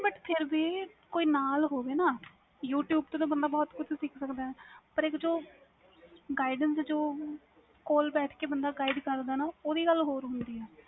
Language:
Punjabi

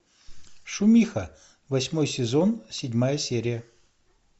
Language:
Russian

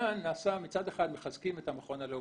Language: Hebrew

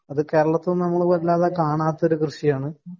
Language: Malayalam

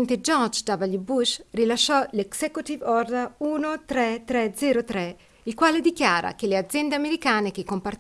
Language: Italian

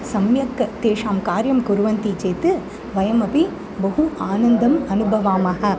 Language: Sanskrit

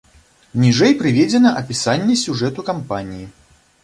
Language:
Belarusian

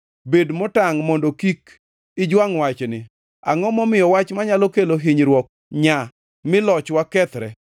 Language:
Luo (Kenya and Tanzania)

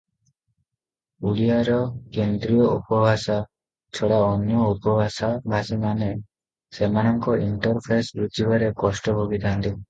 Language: Odia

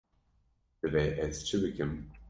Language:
Kurdish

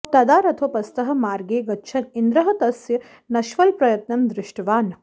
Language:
Sanskrit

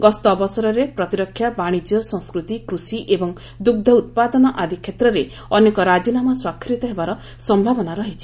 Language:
Odia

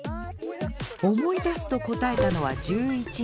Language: Japanese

